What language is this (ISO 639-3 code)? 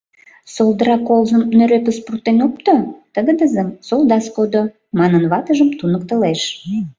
chm